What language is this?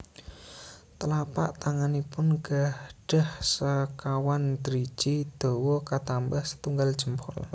Javanese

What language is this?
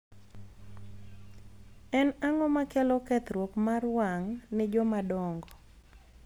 Luo (Kenya and Tanzania)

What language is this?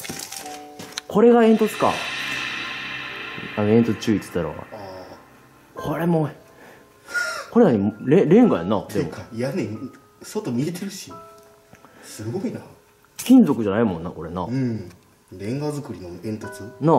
Japanese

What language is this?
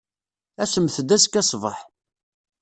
Kabyle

